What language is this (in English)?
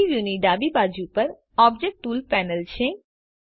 Gujarati